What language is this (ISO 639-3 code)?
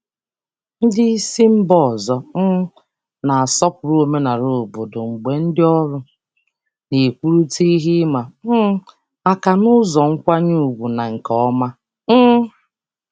ibo